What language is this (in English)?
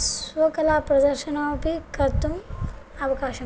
Sanskrit